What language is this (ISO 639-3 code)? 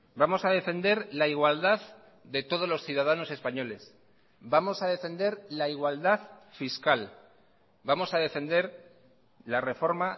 spa